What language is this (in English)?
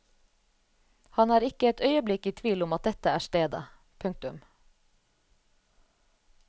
Norwegian